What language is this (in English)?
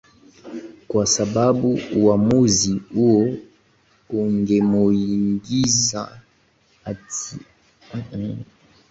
Swahili